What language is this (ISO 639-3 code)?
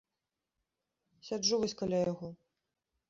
bel